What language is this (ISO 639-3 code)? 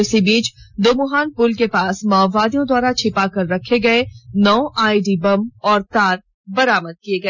hin